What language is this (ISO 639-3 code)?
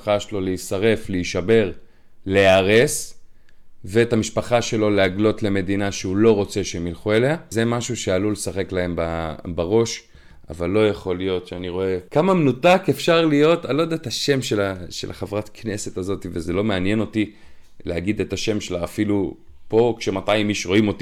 heb